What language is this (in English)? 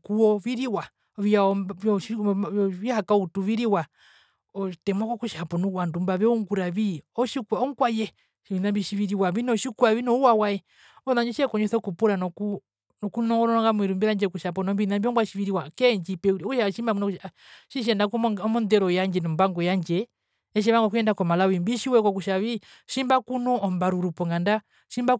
Herero